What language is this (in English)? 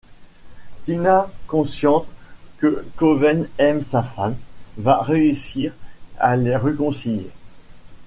French